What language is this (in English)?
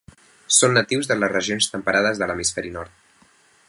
Catalan